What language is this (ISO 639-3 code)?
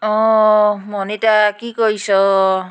asm